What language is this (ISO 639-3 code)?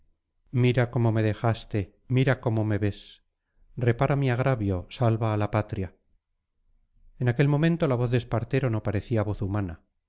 spa